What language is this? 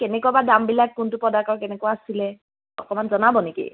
Assamese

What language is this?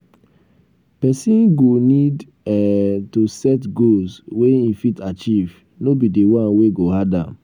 Nigerian Pidgin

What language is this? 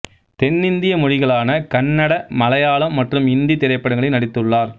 Tamil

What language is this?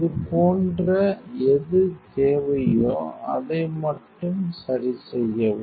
Tamil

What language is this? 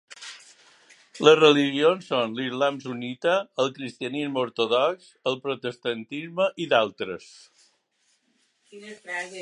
Catalan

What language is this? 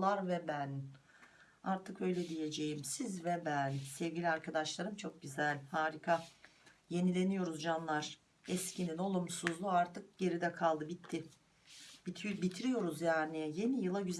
Turkish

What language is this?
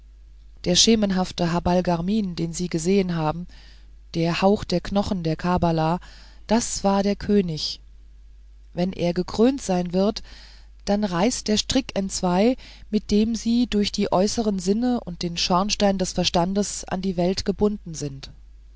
German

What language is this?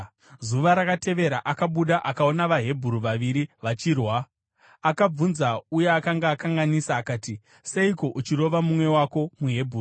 Shona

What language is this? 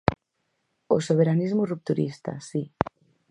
Galician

